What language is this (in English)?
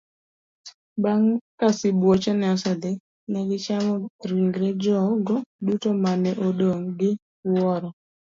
Luo (Kenya and Tanzania)